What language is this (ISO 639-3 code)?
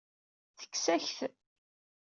kab